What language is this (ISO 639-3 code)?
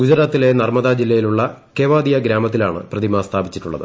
mal